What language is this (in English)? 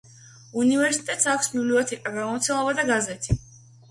Georgian